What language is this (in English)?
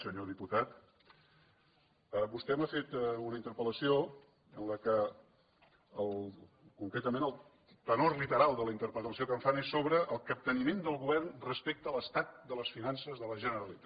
Catalan